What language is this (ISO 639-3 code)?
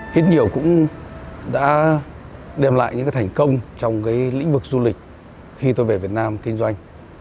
vie